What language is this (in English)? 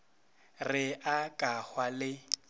Northern Sotho